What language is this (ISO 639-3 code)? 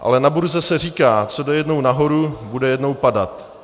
ces